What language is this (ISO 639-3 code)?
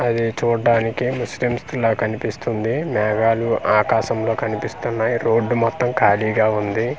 tel